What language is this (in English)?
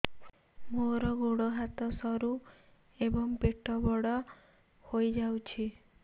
Odia